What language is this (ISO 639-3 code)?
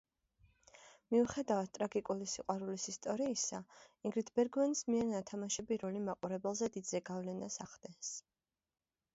kat